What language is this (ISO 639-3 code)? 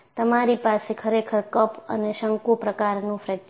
guj